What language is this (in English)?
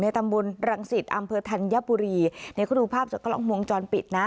Thai